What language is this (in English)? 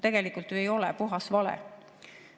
Estonian